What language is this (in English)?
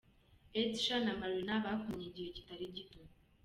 Kinyarwanda